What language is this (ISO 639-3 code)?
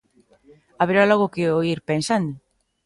glg